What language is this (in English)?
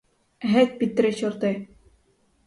Ukrainian